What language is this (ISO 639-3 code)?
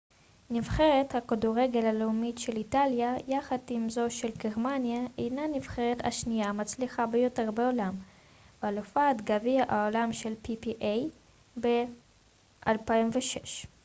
heb